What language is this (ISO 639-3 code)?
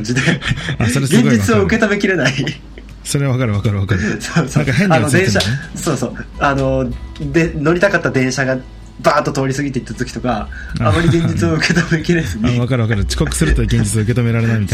jpn